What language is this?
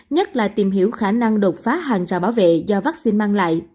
Vietnamese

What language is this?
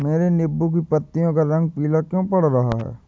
Hindi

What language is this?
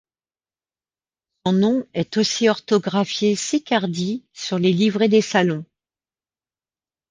French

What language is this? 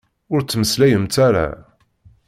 Kabyle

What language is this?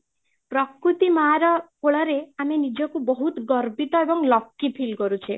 Odia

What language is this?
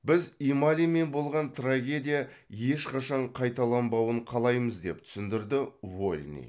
Kazakh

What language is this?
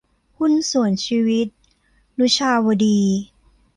Thai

